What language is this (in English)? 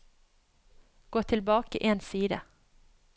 Norwegian